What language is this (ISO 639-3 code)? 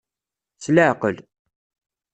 kab